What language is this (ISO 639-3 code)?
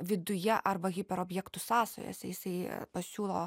lit